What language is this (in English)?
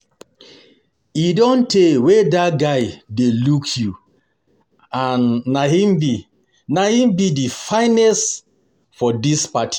Nigerian Pidgin